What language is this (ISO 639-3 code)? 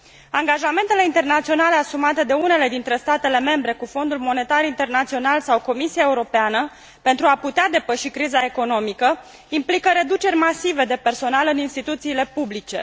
ron